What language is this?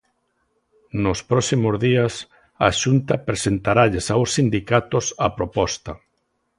Galician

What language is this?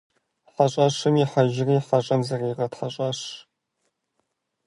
Kabardian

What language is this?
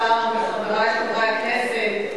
Hebrew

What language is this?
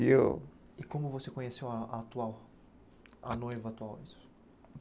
Portuguese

